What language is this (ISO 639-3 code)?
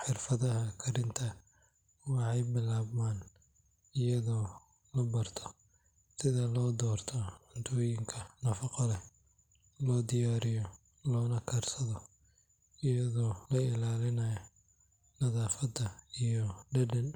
som